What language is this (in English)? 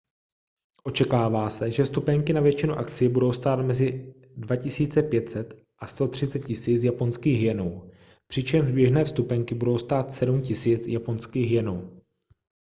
Czech